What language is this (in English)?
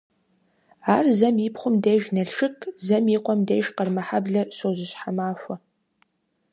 Kabardian